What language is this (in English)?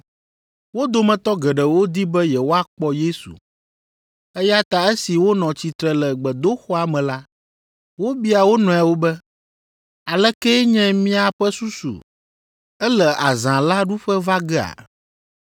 Ewe